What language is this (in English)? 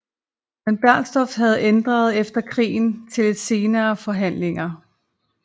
Danish